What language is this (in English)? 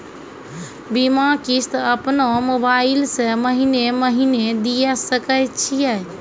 Maithili